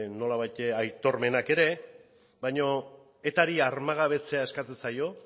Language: Basque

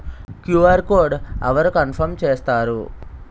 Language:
Telugu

